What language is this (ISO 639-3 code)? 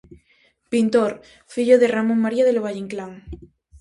glg